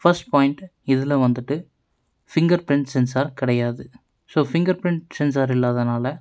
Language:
Tamil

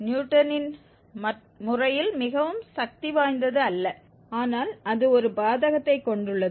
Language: Tamil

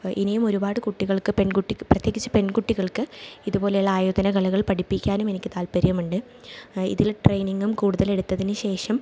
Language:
Malayalam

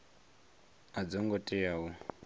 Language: Venda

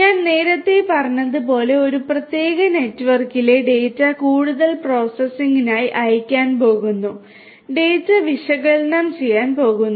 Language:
Malayalam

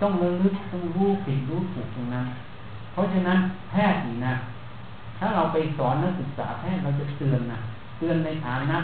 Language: Thai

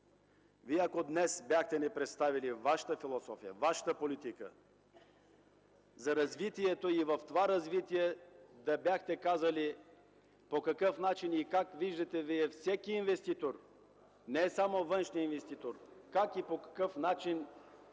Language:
Bulgarian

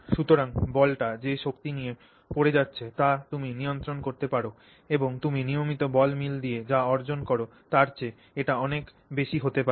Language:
Bangla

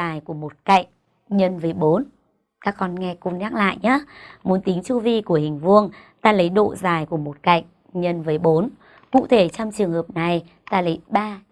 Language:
Vietnamese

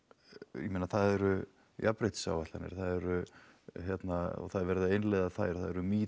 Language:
Icelandic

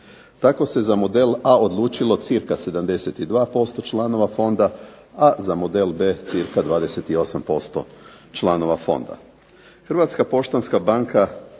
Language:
Croatian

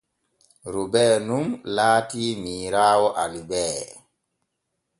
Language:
Borgu Fulfulde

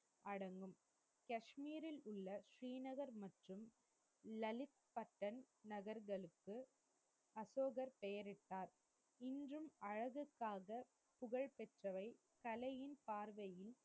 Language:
Tamil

